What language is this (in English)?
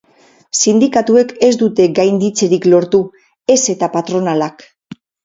Basque